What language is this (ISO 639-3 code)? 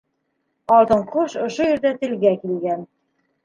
bak